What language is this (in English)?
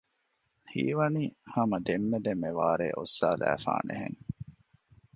Divehi